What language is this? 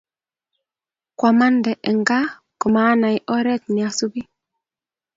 Kalenjin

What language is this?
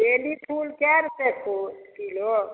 Maithili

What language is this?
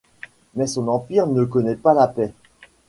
French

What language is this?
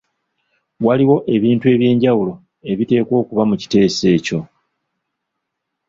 Ganda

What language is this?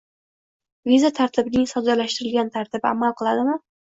Uzbek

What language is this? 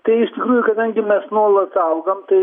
Lithuanian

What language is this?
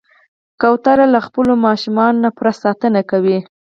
Pashto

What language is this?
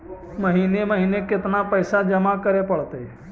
Magahi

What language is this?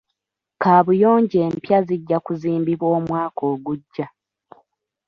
Ganda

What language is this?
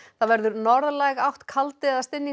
Icelandic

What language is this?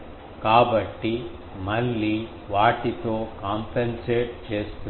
Telugu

